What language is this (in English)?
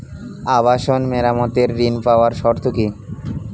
Bangla